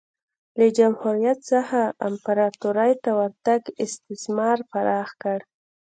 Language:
Pashto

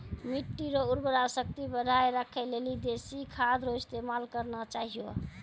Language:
Maithili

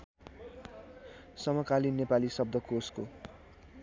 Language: Nepali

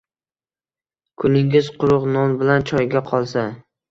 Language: Uzbek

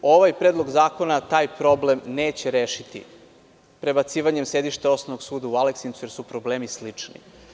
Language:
Serbian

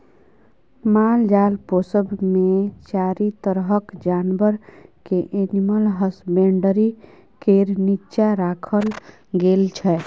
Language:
Maithili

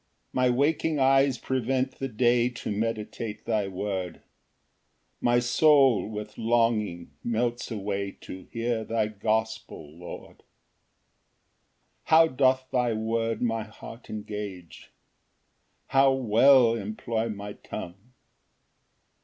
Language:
English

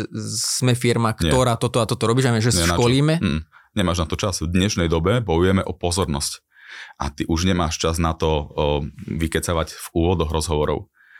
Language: Slovak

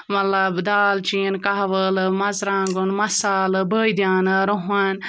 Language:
Kashmiri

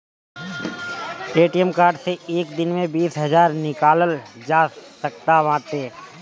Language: Bhojpuri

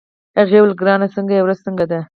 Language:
Pashto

